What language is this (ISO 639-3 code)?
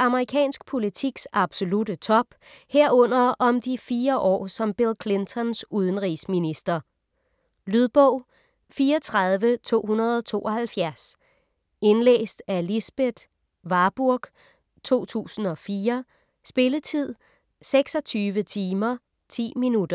dan